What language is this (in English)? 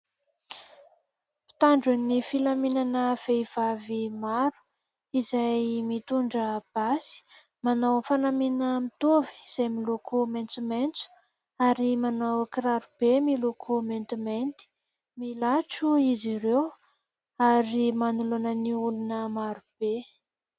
Malagasy